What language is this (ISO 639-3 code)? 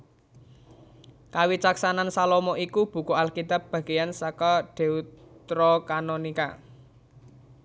jav